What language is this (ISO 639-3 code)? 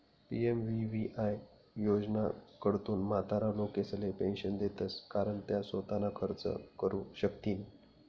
mar